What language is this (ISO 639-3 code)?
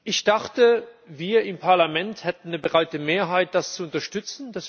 deu